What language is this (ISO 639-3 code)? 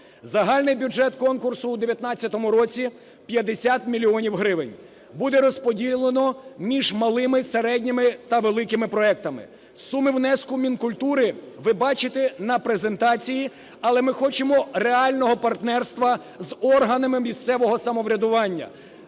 ukr